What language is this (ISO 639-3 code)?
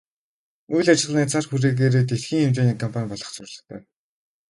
mon